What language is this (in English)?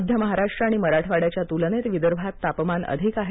Marathi